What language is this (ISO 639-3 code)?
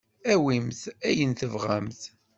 kab